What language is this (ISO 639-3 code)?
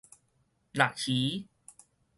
nan